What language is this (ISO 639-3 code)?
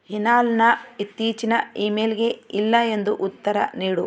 kan